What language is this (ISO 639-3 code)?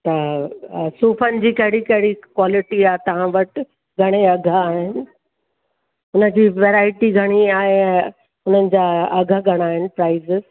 snd